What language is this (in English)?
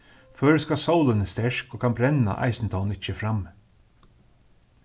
Faroese